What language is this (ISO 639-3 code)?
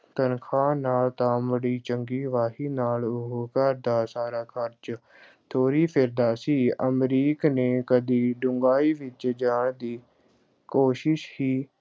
pan